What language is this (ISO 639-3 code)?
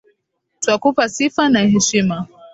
swa